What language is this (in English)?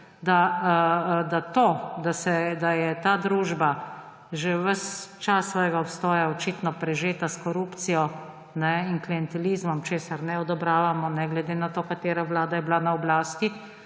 Slovenian